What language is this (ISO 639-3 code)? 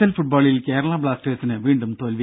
mal